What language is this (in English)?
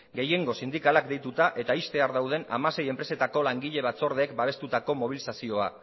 Basque